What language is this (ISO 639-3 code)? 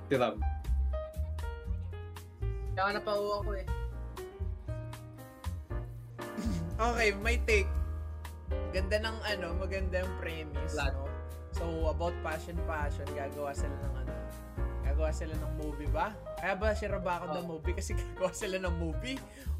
fil